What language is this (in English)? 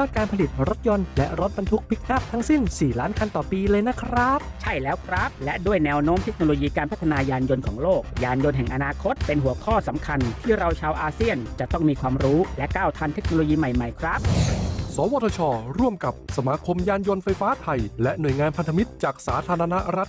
Thai